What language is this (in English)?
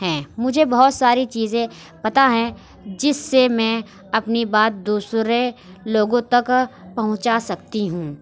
Urdu